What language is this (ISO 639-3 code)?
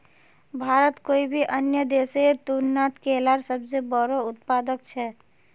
mag